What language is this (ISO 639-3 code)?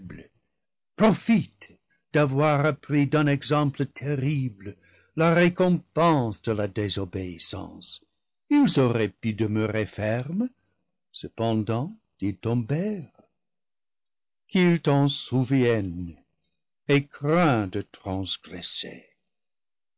fra